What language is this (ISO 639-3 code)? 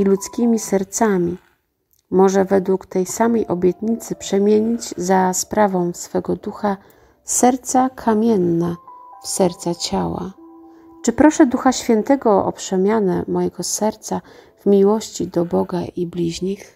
pol